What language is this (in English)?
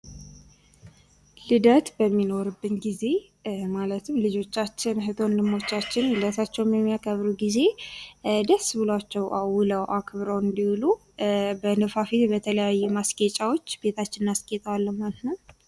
Amharic